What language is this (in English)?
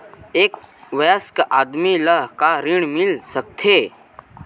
Chhattisgarhi